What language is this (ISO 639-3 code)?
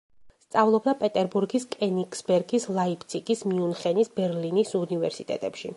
kat